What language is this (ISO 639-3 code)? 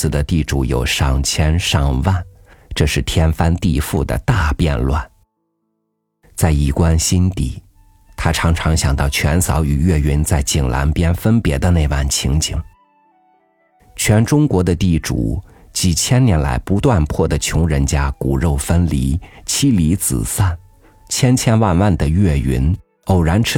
zho